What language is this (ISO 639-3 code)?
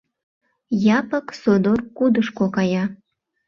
chm